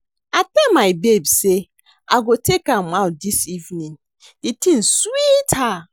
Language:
Nigerian Pidgin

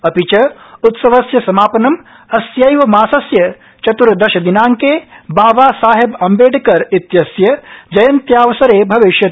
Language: Sanskrit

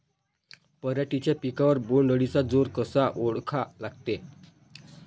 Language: Marathi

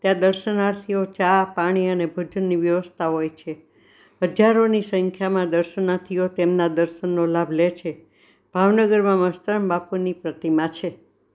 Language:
Gujarati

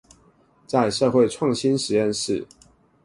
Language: Chinese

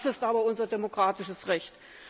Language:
German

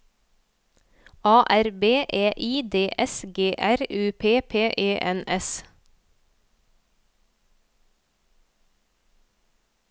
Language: Norwegian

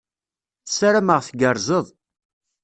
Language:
Kabyle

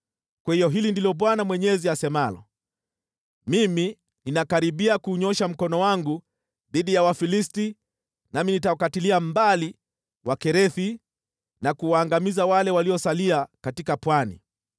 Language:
Swahili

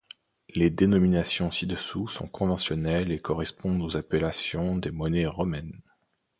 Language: French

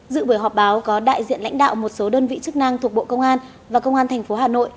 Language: Vietnamese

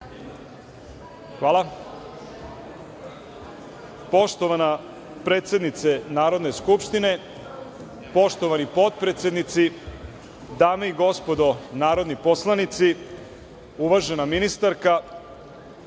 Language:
Serbian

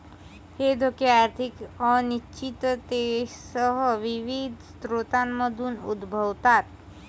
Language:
Marathi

